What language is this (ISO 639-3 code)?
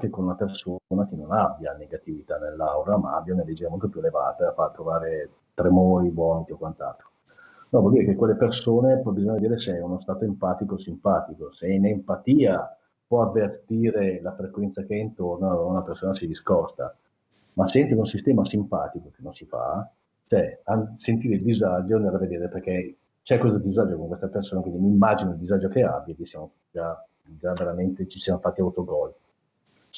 ita